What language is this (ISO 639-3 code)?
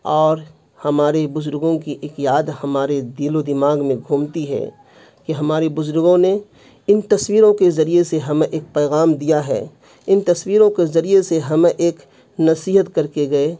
urd